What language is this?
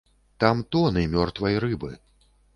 Belarusian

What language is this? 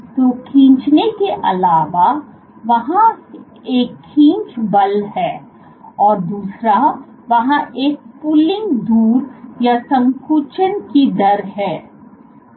Hindi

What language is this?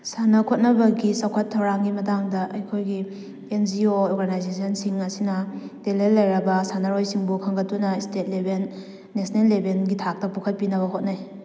Manipuri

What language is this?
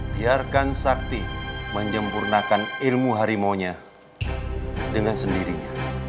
Indonesian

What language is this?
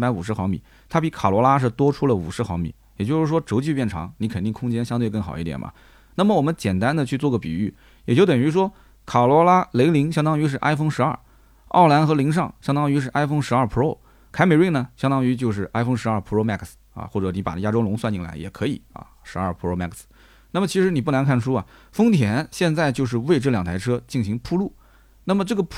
Chinese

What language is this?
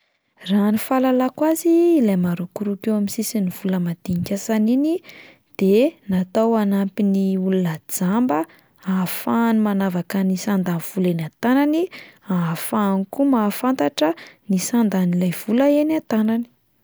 Malagasy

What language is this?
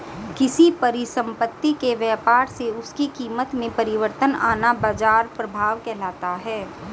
Hindi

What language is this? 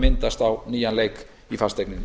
Icelandic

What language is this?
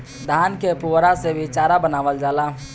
Bhojpuri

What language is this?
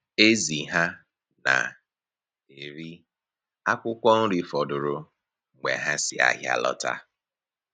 Igbo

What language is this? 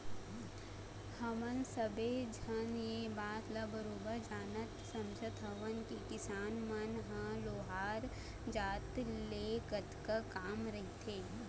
Chhattisgarhi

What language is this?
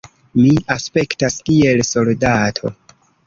Esperanto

